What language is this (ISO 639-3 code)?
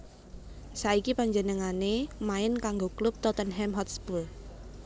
jav